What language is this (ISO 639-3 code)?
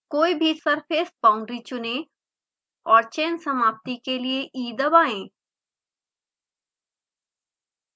hin